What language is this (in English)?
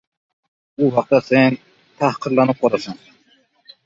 Uzbek